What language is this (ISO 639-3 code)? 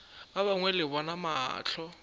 nso